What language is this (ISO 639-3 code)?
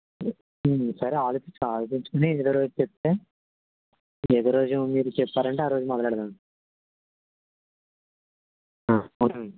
tel